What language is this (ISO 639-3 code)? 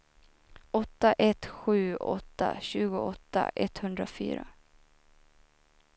swe